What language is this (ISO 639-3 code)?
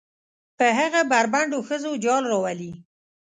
pus